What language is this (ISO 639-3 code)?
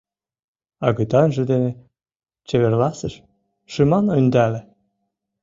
chm